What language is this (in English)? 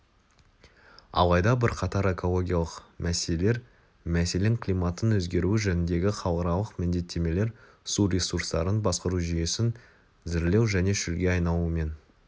Kazakh